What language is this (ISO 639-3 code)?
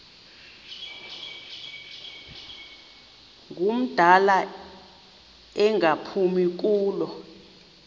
xho